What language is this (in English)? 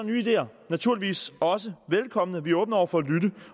Danish